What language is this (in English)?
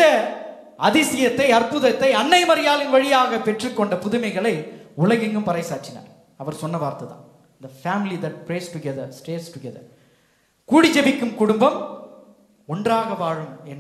Tamil